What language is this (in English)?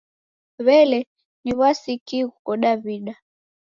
Taita